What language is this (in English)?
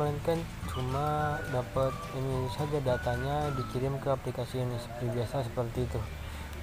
Indonesian